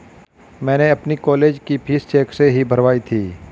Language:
Hindi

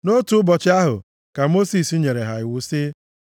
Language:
Igbo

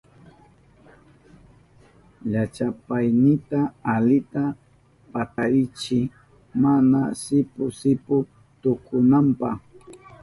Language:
Southern Pastaza Quechua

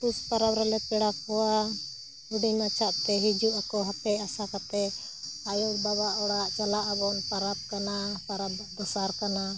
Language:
Santali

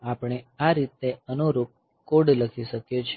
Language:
Gujarati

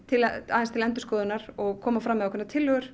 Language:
Icelandic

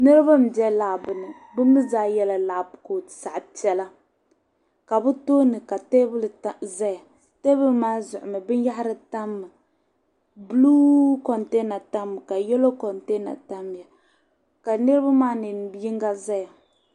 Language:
Dagbani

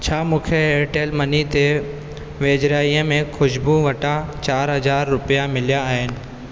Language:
Sindhi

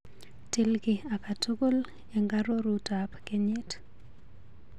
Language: Kalenjin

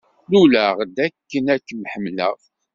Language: Kabyle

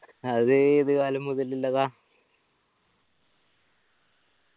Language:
Malayalam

